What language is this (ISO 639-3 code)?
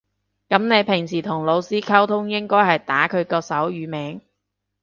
yue